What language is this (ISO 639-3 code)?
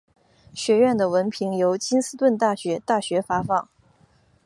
zho